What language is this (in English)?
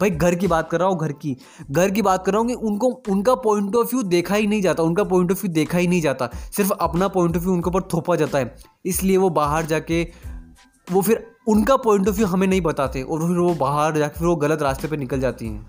Hindi